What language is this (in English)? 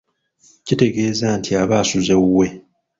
Ganda